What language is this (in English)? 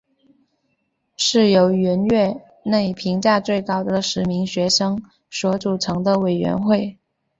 Chinese